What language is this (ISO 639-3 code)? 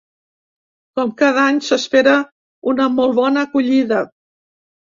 cat